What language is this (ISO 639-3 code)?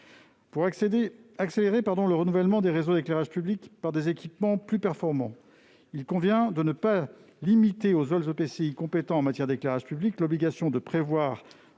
fra